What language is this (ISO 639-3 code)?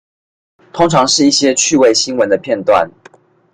zho